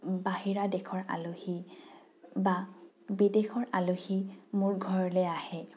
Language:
Assamese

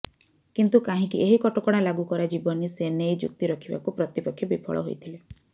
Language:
Odia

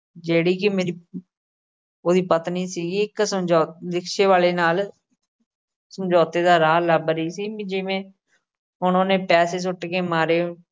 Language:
Punjabi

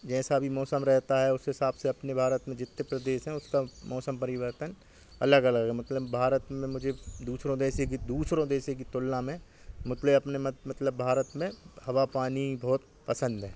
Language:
Hindi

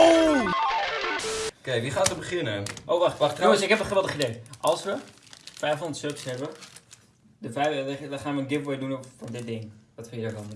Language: Dutch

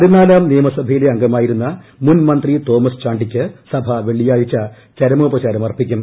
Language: Malayalam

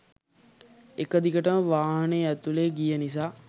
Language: Sinhala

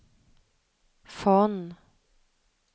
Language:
Swedish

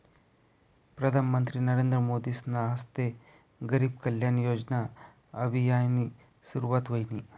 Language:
Marathi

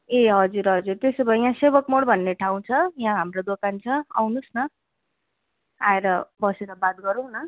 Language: Nepali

